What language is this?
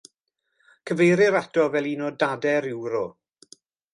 Welsh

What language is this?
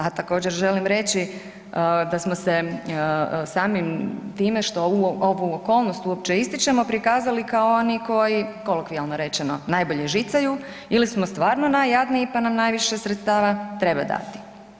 Croatian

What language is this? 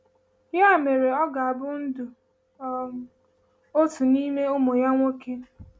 Igbo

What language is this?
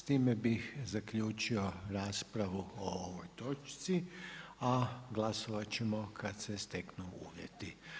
Croatian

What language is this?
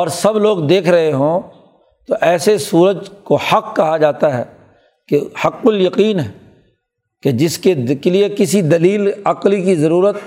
Urdu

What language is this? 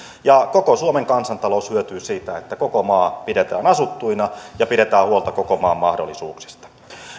Finnish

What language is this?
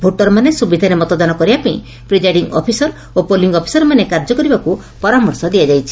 Odia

